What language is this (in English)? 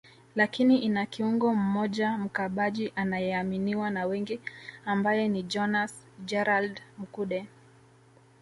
Swahili